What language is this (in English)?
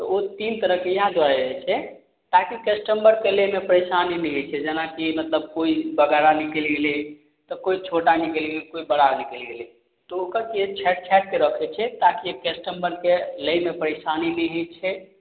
Maithili